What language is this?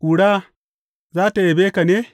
Hausa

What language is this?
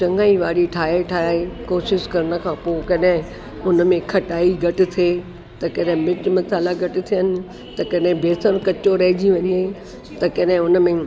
Sindhi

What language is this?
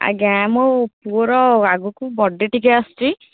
Odia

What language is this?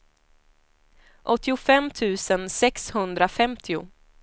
Swedish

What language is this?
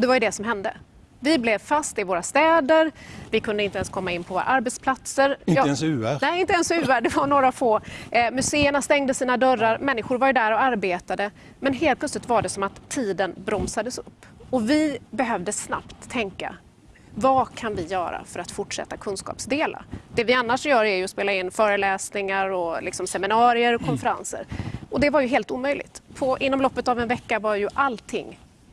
Swedish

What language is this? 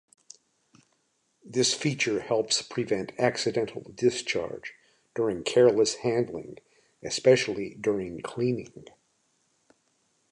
English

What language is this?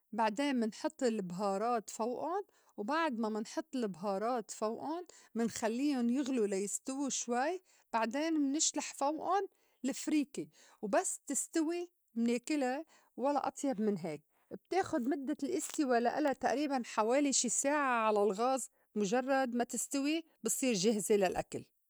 North Levantine Arabic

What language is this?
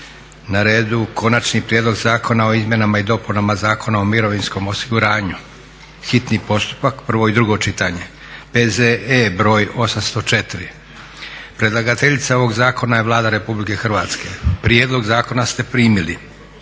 Croatian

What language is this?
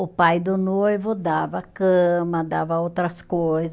Portuguese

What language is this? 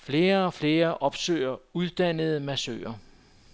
Danish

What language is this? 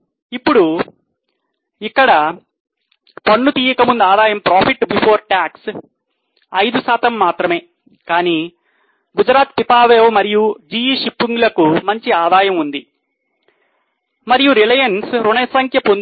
Telugu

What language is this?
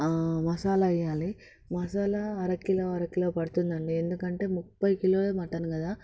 Telugu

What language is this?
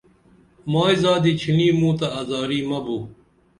Dameli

